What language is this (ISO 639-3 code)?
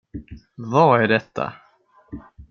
swe